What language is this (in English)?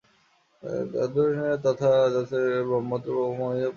Bangla